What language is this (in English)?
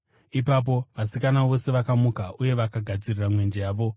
Shona